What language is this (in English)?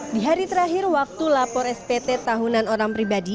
Indonesian